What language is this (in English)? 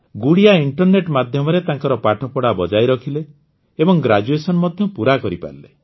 Odia